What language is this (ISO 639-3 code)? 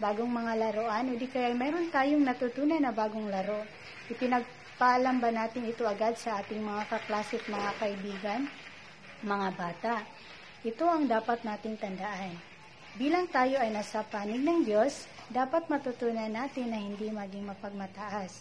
fil